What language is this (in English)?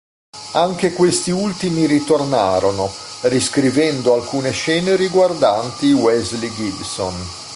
Italian